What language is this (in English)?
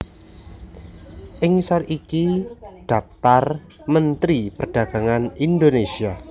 Javanese